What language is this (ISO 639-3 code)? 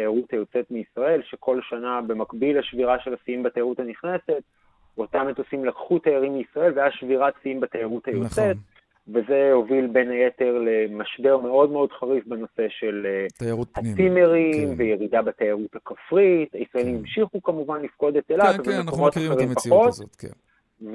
heb